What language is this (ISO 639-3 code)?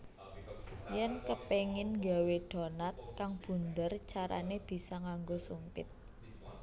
jav